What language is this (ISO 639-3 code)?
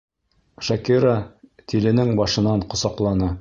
bak